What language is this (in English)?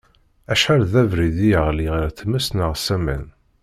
Kabyle